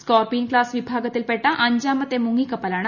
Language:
Malayalam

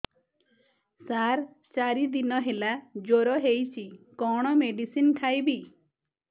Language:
Odia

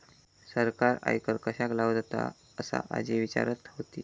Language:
Marathi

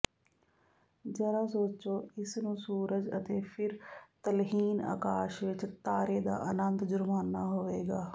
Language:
Punjabi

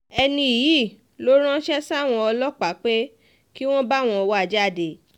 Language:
Yoruba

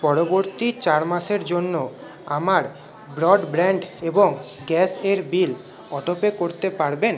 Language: Bangla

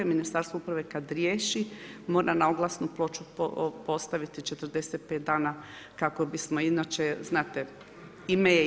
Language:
Croatian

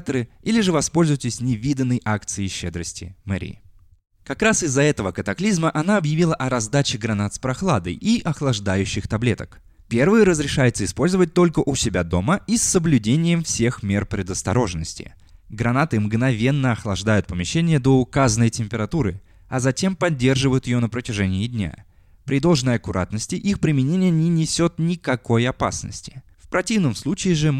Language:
Russian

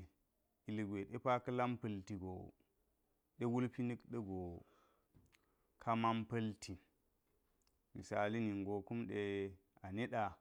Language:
Geji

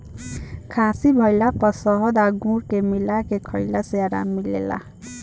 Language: Bhojpuri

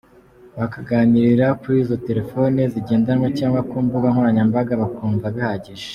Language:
Kinyarwanda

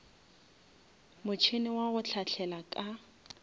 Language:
Northern Sotho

